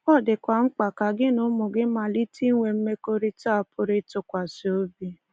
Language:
Igbo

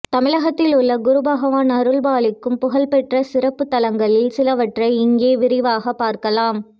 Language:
Tamil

